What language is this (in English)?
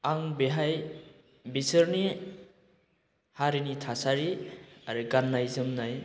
Bodo